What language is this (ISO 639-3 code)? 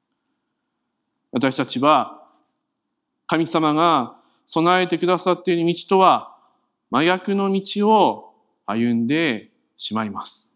jpn